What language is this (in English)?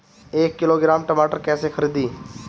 Bhojpuri